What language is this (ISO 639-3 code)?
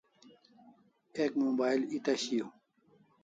kls